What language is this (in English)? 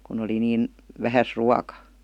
Finnish